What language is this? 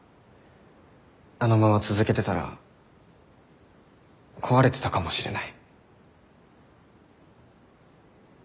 Japanese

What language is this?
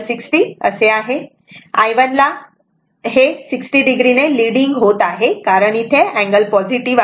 Marathi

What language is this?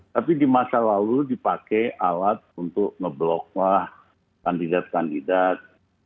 Indonesian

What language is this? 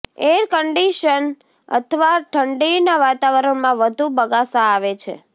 Gujarati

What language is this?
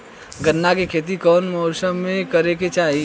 Bhojpuri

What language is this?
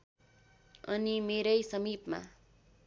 Nepali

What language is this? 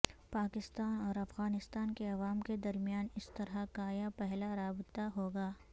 Urdu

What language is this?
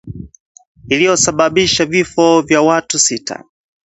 Swahili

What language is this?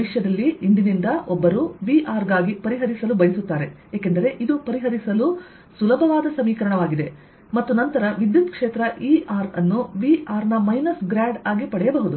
Kannada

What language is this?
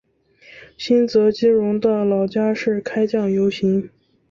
Chinese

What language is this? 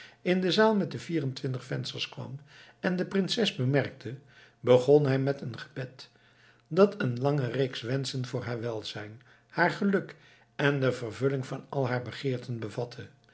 Dutch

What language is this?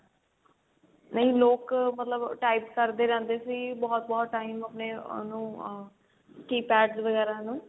Punjabi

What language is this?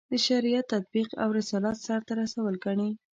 Pashto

